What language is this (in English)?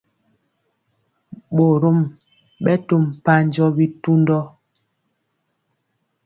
Mpiemo